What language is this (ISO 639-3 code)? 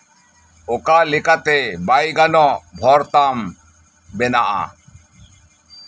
sat